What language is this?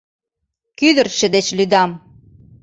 Mari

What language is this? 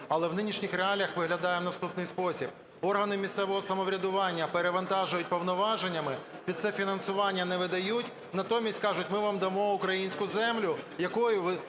Ukrainian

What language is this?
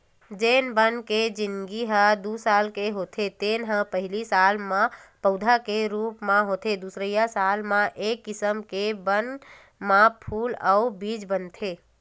Chhattisgarhi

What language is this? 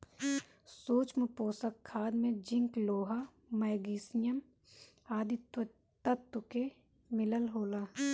Bhojpuri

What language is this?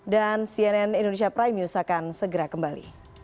Indonesian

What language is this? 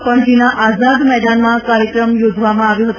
Gujarati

